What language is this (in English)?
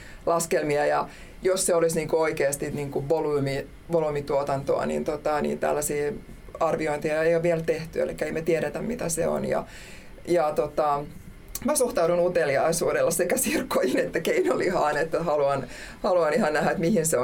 Finnish